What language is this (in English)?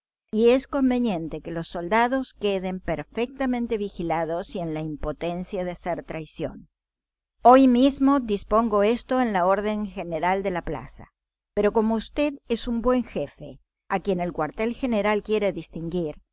Spanish